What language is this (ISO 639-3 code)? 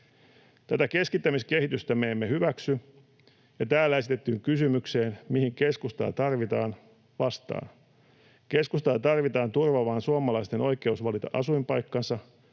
fin